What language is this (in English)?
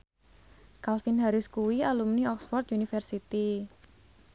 Javanese